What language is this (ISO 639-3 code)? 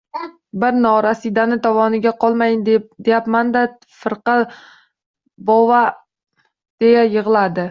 uzb